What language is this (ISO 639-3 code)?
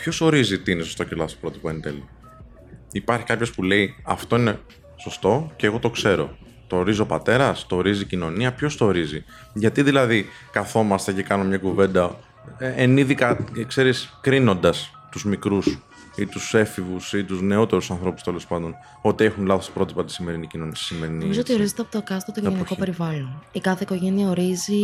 ell